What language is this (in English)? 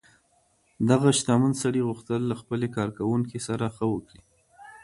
Pashto